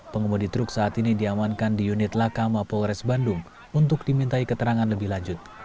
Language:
Indonesian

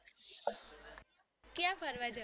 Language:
Gujarati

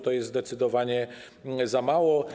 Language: Polish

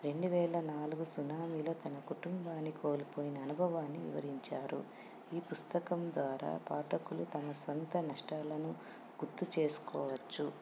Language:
Telugu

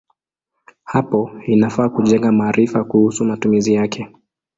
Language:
Swahili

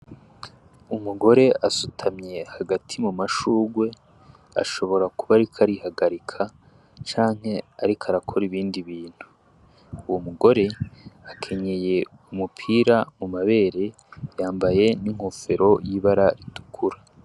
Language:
Rundi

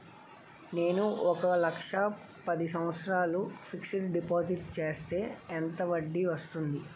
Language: Telugu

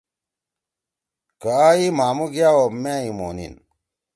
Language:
Torwali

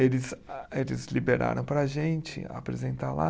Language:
Portuguese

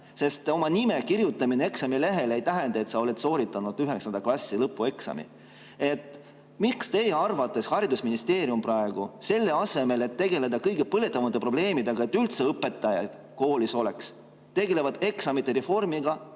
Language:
Estonian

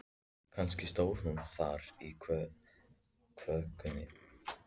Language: Icelandic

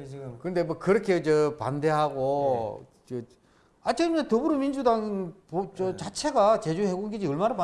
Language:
Korean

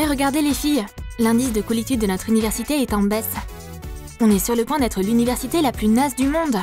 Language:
French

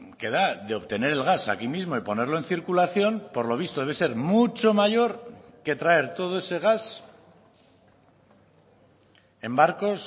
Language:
Spanish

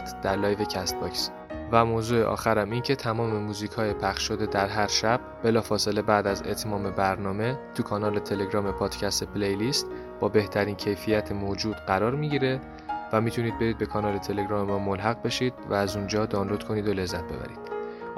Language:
Persian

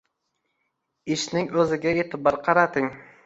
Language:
Uzbek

